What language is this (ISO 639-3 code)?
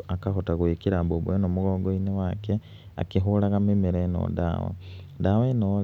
kik